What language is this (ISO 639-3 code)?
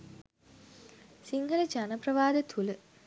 sin